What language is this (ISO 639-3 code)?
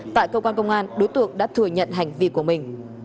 vie